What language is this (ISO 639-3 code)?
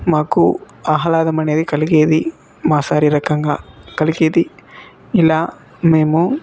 tel